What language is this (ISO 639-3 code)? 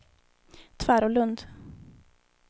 swe